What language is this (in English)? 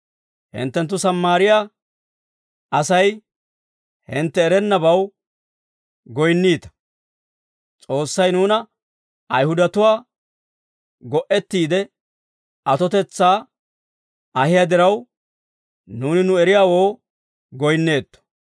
Dawro